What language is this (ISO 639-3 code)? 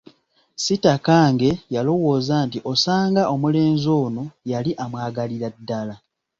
lug